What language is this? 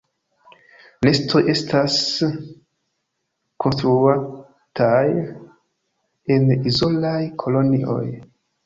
Esperanto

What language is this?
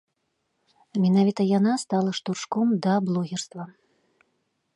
Belarusian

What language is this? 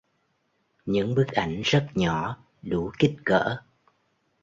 Vietnamese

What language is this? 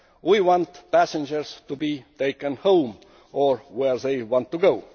English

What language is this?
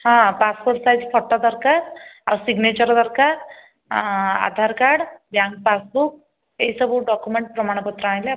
Odia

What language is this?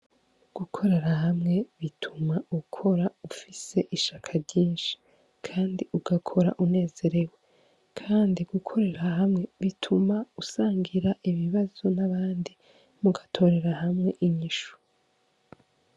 Rundi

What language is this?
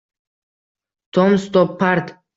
Uzbek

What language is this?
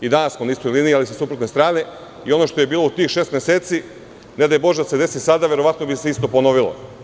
Serbian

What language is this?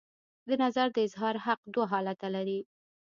Pashto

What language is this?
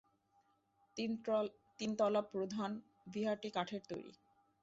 Bangla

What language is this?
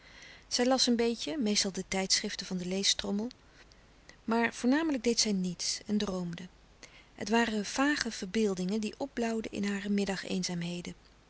Dutch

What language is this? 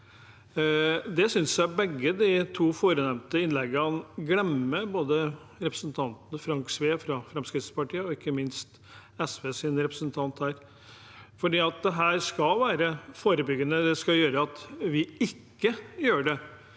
Norwegian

